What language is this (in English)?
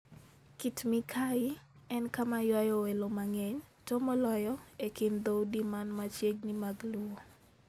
Luo (Kenya and Tanzania)